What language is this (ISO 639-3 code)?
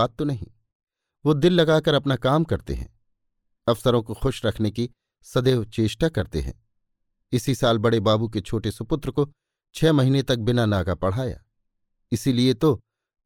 hin